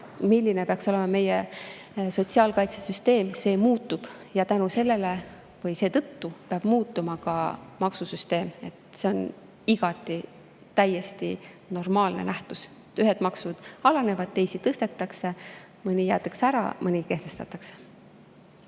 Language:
Estonian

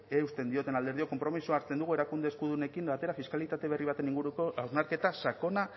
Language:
Basque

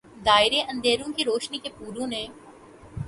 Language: Urdu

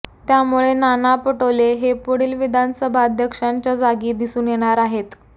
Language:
Marathi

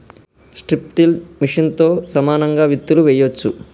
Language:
Telugu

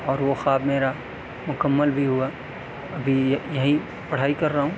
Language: Urdu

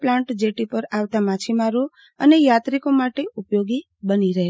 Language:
Gujarati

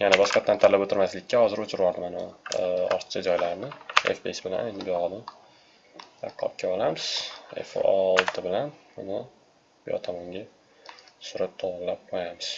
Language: Turkish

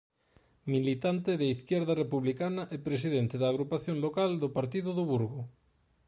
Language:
Galician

